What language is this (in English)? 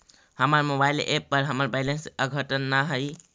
Magahi